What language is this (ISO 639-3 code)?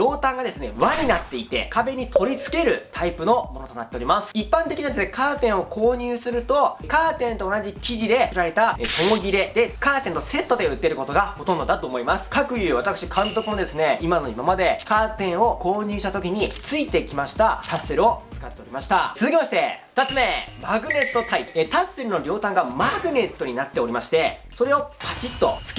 jpn